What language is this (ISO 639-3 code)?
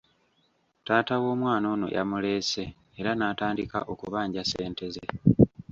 lug